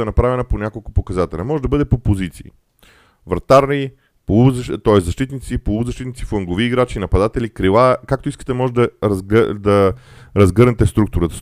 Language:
Bulgarian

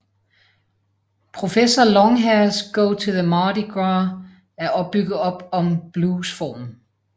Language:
Danish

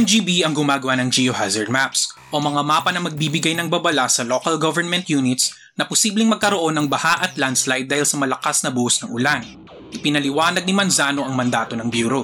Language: Filipino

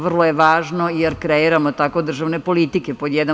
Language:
Serbian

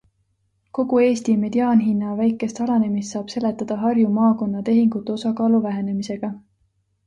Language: Estonian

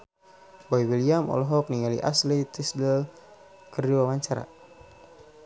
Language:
Sundanese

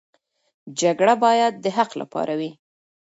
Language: Pashto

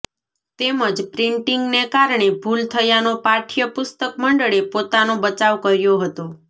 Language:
Gujarati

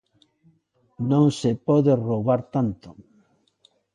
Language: Galician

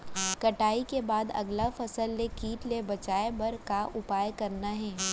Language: Chhattisgarhi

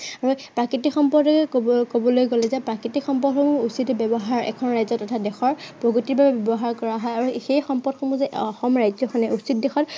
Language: Assamese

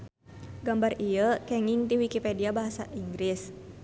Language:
Sundanese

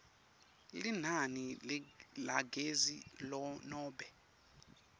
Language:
Swati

